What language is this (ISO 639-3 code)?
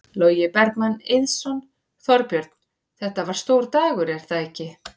isl